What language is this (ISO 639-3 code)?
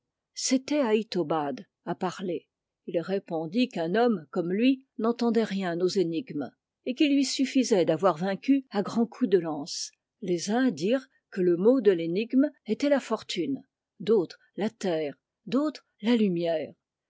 fra